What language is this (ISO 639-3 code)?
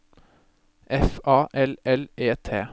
nor